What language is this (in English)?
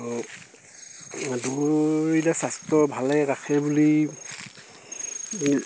Assamese